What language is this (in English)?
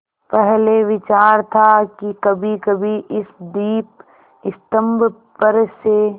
Hindi